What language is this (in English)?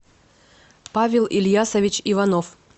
Russian